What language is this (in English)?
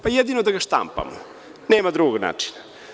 Serbian